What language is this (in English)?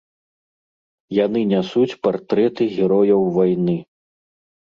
Belarusian